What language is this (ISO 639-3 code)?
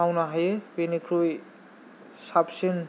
brx